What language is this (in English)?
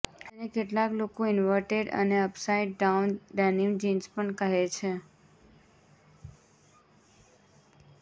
Gujarati